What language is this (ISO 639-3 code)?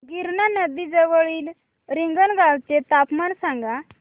mar